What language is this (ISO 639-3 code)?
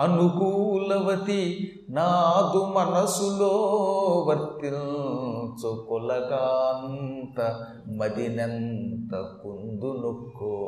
tel